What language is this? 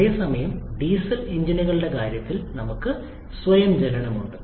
Malayalam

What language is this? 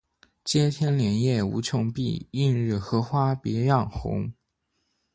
Chinese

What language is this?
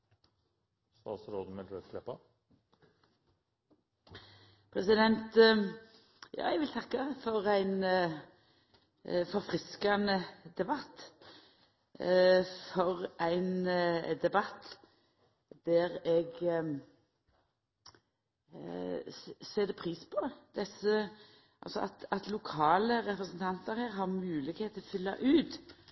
Norwegian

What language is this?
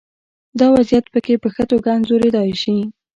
Pashto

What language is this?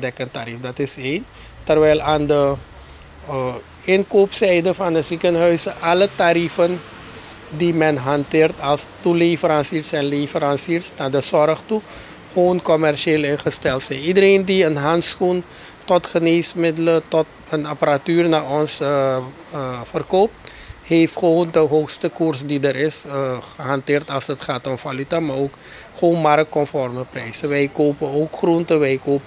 Dutch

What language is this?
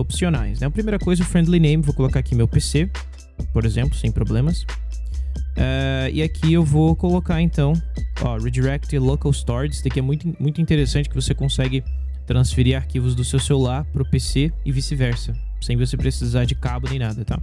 Portuguese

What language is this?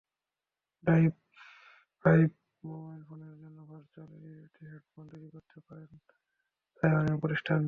Bangla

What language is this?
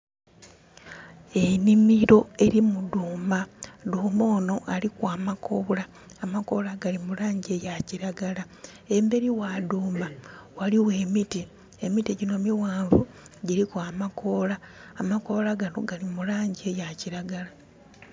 Soga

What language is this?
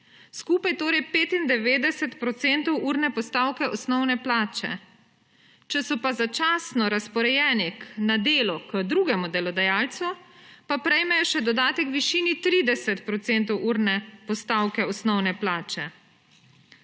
Slovenian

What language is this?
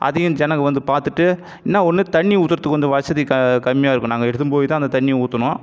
Tamil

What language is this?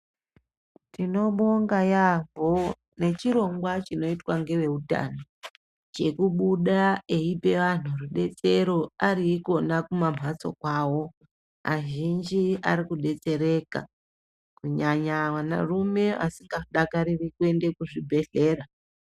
Ndau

